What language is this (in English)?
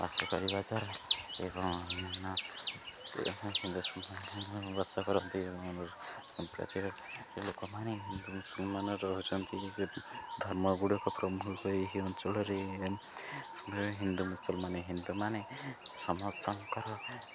Odia